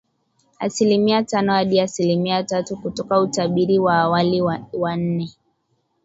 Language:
Swahili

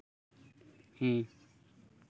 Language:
Santali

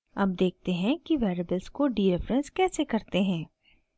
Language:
Hindi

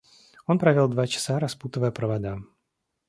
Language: Russian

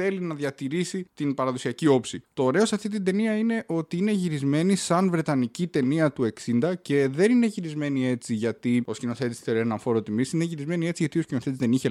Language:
Greek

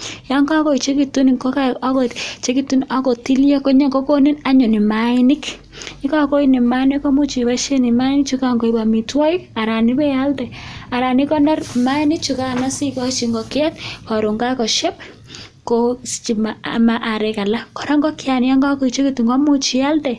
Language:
Kalenjin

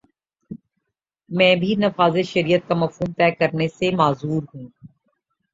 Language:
Urdu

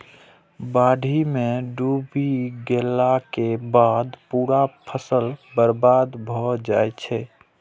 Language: Maithili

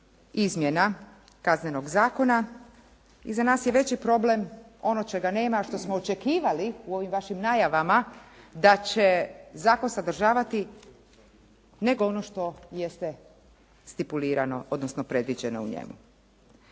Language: Croatian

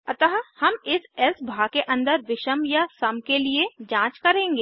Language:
Hindi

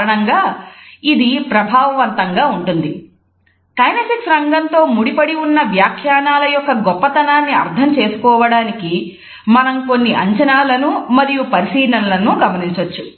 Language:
Telugu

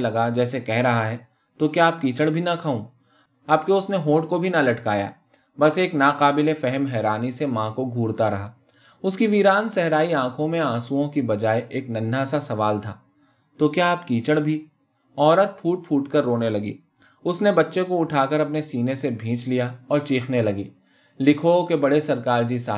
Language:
Urdu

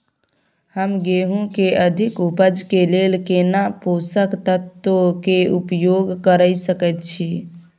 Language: Maithili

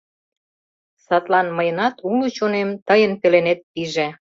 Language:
Mari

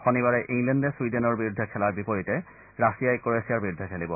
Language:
Assamese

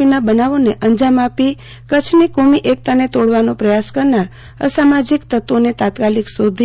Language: Gujarati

